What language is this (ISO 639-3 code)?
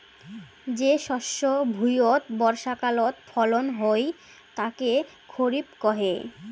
ben